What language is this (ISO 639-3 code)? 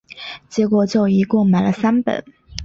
zho